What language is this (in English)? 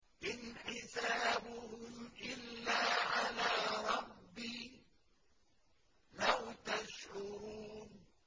Arabic